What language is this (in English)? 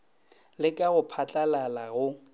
Northern Sotho